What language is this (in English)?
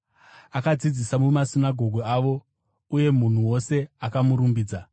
Shona